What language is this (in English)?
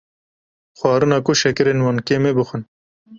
Kurdish